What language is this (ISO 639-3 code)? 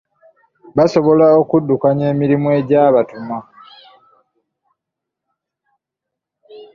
lug